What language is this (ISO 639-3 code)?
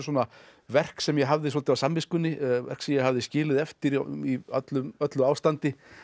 isl